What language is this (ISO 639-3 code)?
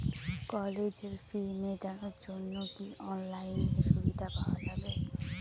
ben